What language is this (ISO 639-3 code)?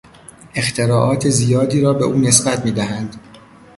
fas